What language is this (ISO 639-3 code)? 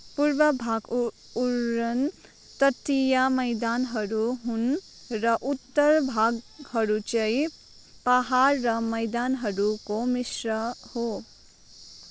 nep